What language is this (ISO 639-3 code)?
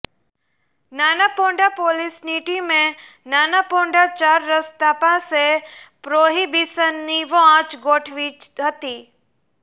guj